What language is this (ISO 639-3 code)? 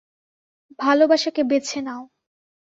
ben